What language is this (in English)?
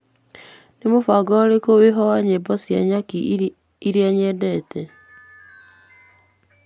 Kikuyu